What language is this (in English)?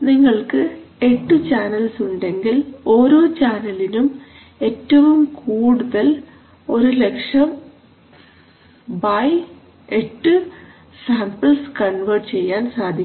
Malayalam